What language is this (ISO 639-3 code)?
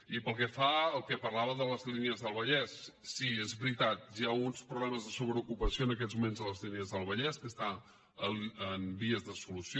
cat